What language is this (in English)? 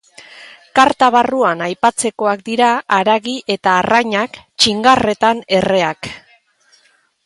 Basque